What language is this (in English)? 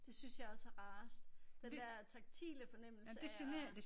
Danish